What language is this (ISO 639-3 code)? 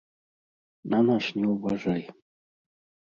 bel